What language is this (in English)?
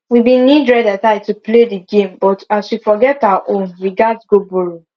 Nigerian Pidgin